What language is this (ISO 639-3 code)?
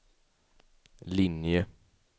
swe